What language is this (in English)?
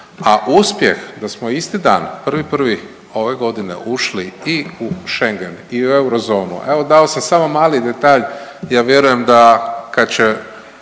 Croatian